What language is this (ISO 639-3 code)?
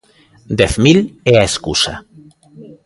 glg